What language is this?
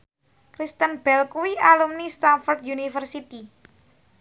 Javanese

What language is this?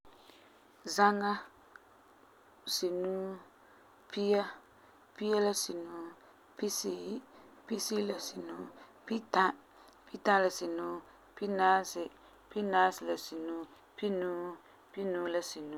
Frafra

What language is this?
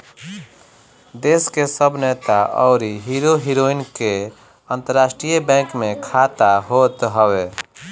Bhojpuri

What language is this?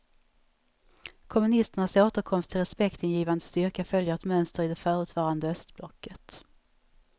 Swedish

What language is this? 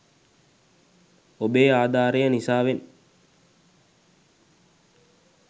Sinhala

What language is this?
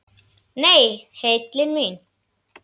Icelandic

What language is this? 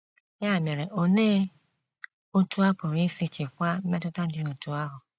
Igbo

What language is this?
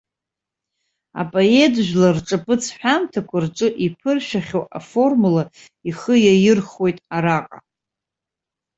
Abkhazian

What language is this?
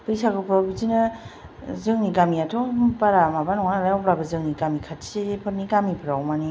Bodo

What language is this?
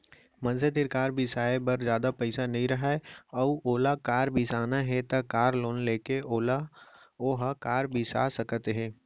Chhattisgarhi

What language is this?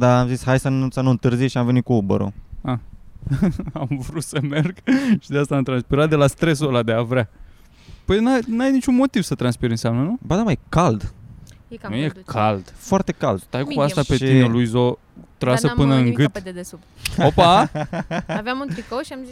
Romanian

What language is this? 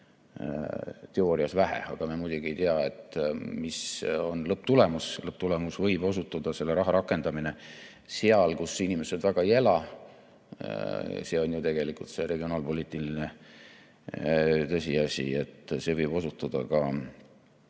Estonian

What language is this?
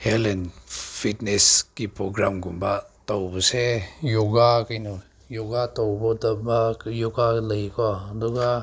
Manipuri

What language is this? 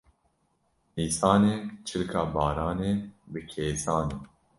Kurdish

